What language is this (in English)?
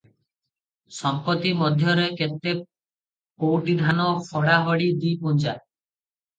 Odia